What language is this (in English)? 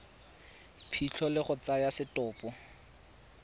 Tswana